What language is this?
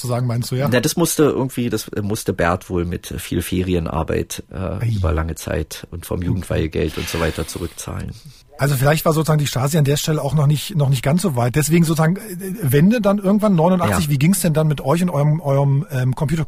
German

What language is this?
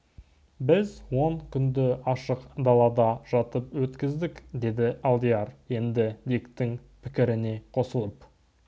Kazakh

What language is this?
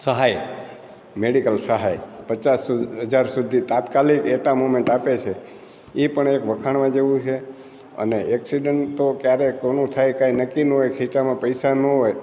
Gujarati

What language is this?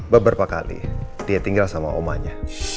Indonesian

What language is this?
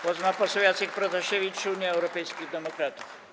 Polish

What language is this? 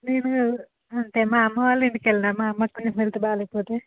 Telugu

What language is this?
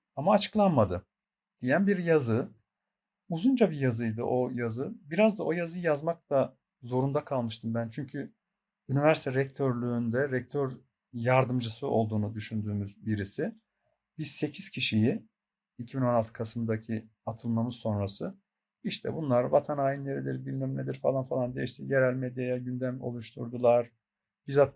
Turkish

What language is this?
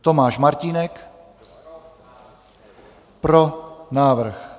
Czech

